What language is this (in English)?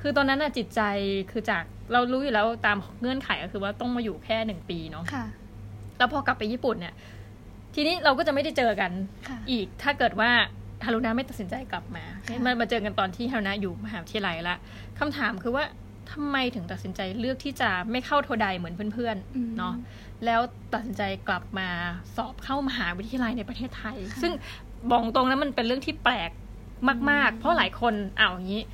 Thai